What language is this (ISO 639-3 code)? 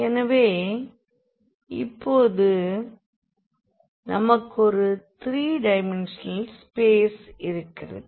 tam